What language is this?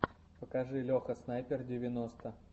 Russian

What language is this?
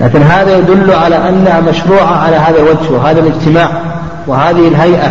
Arabic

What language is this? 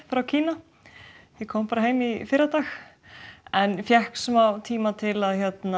Icelandic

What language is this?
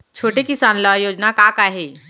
Chhattisgarhi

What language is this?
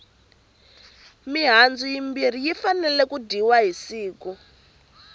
Tsonga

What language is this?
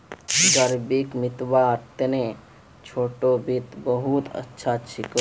Magahi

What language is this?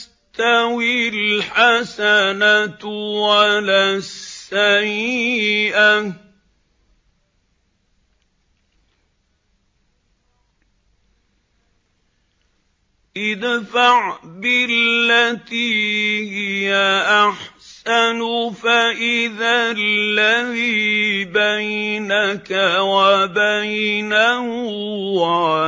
Arabic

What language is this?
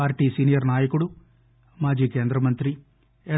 Telugu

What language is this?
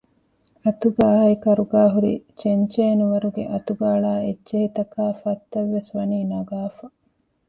Divehi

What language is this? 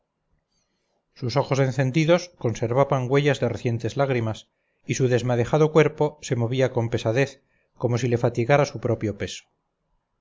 Spanish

